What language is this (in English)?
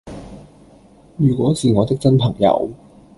Cantonese